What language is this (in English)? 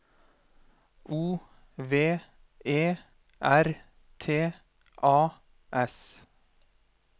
Norwegian